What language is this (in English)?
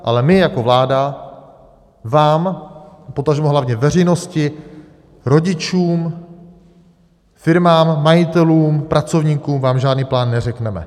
Czech